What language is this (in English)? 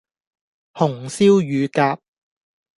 Cantonese